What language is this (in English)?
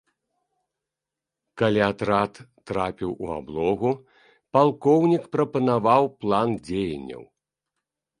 Belarusian